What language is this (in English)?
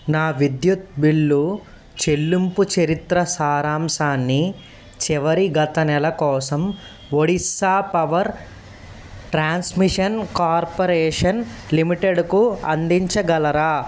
Telugu